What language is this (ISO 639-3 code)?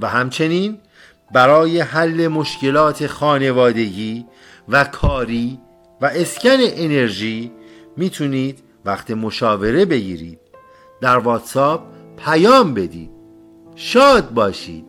fas